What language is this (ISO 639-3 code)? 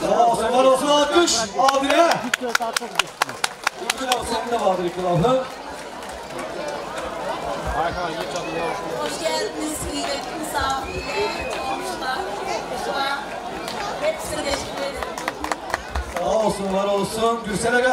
tur